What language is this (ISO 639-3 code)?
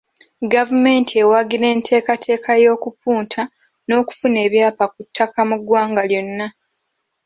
lug